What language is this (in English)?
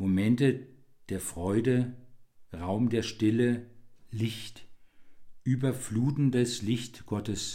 German